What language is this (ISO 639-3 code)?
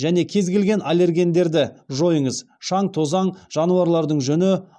kaz